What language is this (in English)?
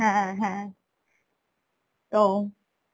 Bangla